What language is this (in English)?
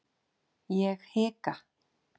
Icelandic